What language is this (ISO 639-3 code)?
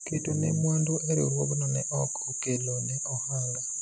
luo